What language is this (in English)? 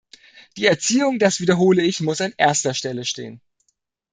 German